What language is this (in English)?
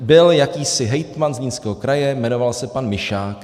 Czech